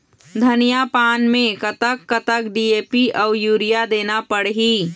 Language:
Chhattisgarhi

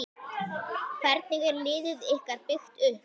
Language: Icelandic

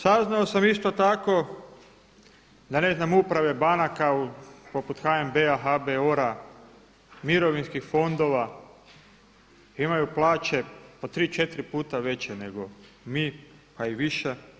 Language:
Croatian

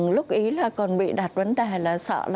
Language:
Vietnamese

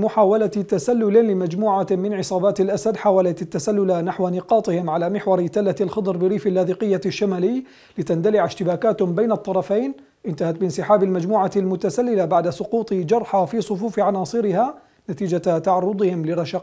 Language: Arabic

